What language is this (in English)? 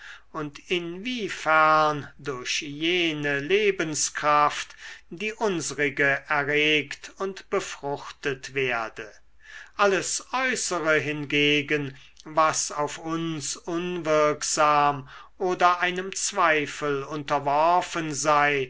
German